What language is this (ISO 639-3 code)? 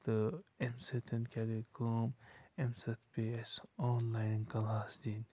kas